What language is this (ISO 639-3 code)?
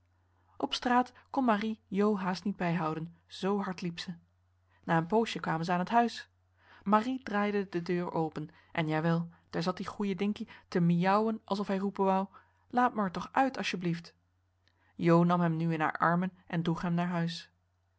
nld